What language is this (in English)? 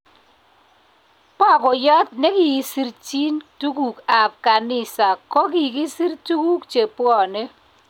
Kalenjin